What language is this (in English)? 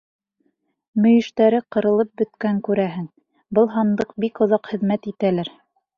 Bashkir